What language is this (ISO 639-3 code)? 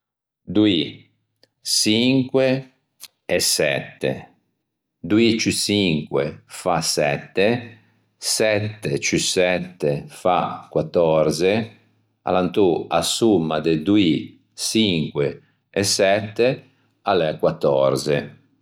lij